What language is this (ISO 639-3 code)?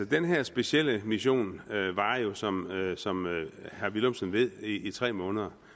dan